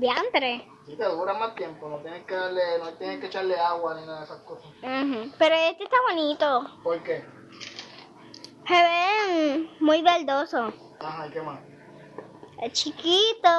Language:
Spanish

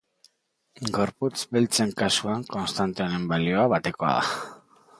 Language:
Basque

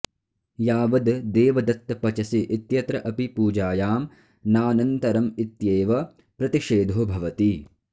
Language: Sanskrit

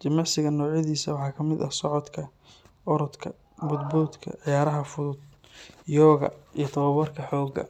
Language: Somali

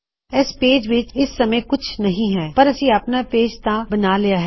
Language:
Punjabi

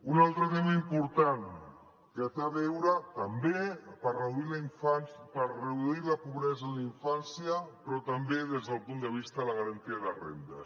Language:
Catalan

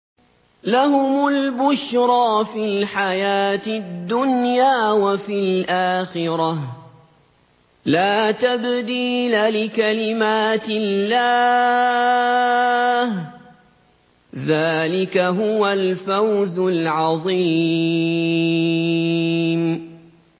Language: Arabic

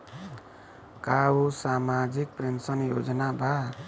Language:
Bhojpuri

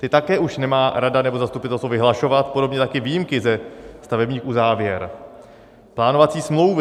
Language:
Czech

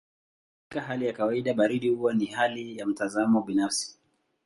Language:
Swahili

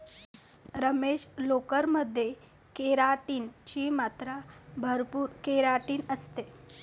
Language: Marathi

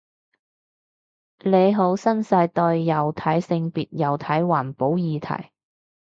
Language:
Cantonese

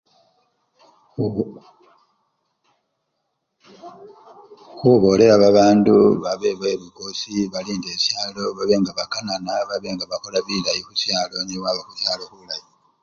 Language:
Luyia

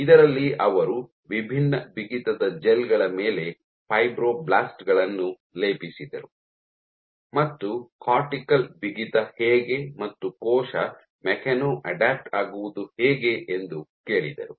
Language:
Kannada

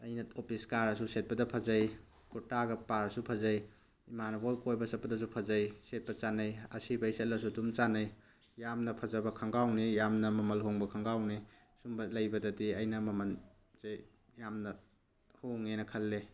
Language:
Manipuri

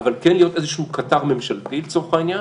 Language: Hebrew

